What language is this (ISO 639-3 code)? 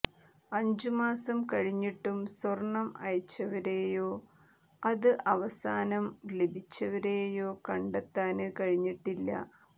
mal